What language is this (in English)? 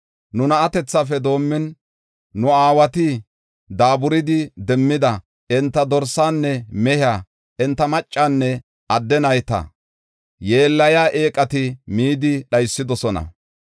Gofa